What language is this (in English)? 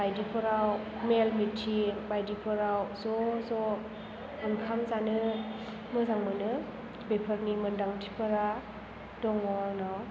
Bodo